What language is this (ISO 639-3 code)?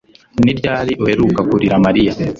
kin